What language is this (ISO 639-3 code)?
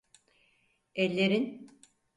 tur